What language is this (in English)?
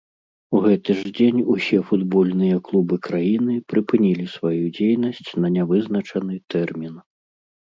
Belarusian